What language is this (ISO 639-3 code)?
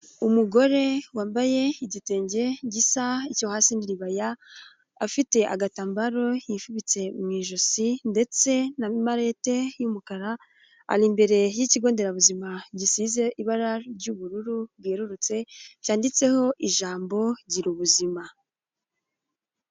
kin